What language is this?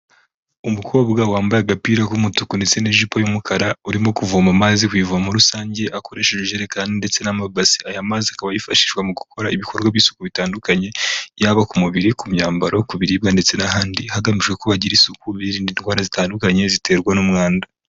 Kinyarwanda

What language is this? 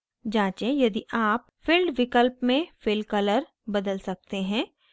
Hindi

